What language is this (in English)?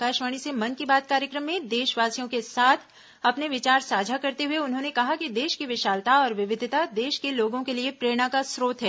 Hindi